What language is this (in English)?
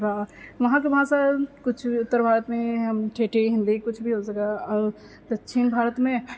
Maithili